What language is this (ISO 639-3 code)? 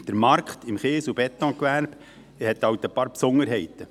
gsw